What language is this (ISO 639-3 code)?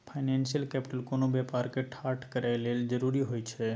mai